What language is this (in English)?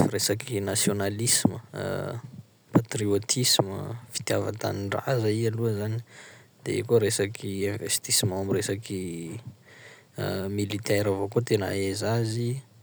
Sakalava Malagasy